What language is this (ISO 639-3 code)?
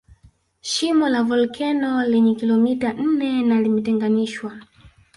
swa